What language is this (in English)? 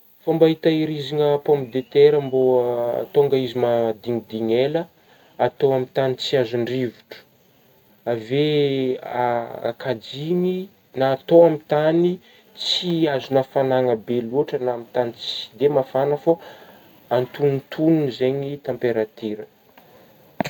Northern Betsimisaraka Malagasy